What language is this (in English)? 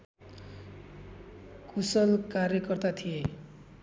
Nepali